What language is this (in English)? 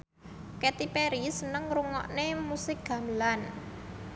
Javanese